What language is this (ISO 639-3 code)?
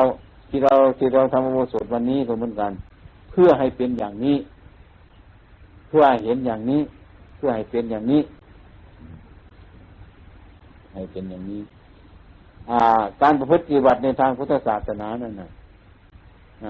tha